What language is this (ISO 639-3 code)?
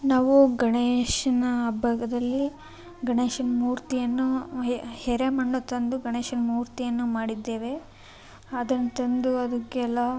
kan